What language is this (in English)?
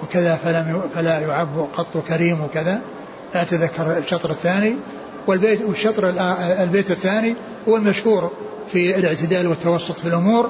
Arabic